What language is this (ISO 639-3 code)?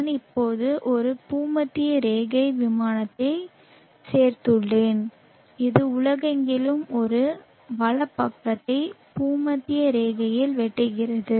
tam